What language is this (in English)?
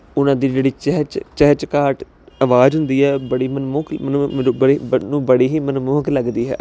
Punjabi